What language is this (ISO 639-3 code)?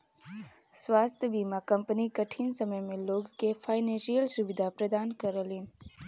bho